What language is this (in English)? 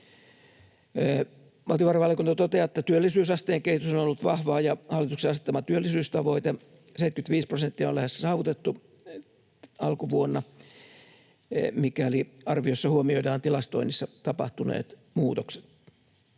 Finnish